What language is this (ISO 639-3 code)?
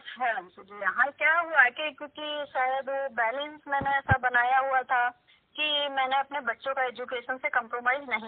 hin